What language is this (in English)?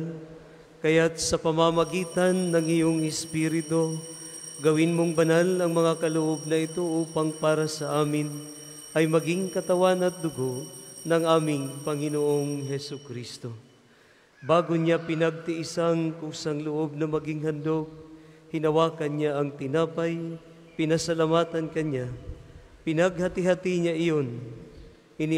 Filipino